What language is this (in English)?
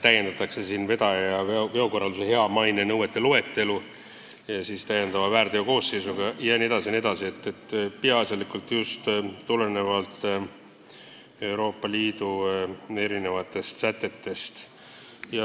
Estonian